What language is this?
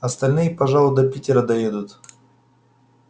Russian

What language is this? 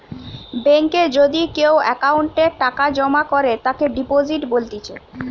Bangla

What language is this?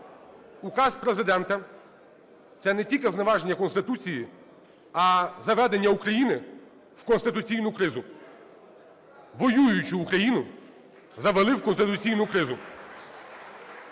Ukrainian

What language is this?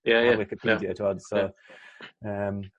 Welsh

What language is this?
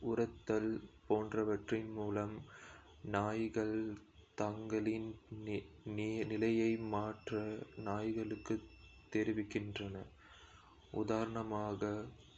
Kota (India)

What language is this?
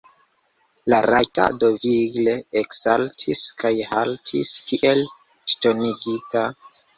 Esperanto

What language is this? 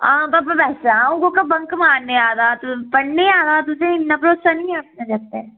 Dogri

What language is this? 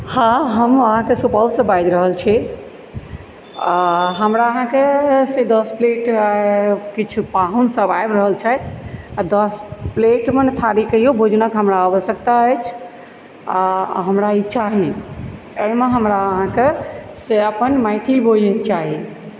Maithili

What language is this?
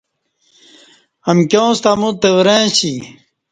Kati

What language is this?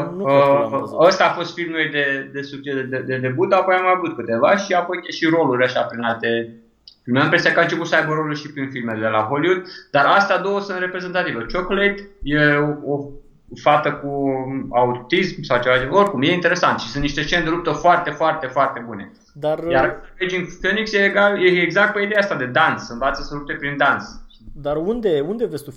Romanian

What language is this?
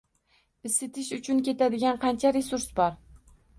Uzbek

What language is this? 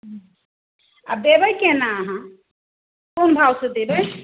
Maithili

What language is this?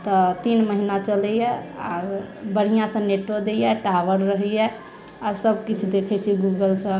Maithili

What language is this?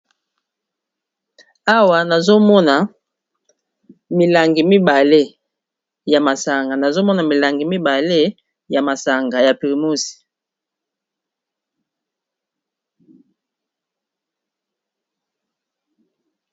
Lingala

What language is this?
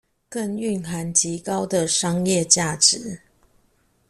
Chinese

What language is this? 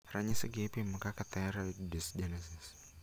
Luo (Kenya and Tanzania)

